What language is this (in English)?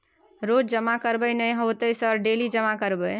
Maithili